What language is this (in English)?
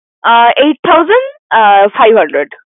Bangla